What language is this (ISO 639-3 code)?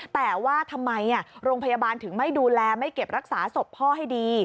tha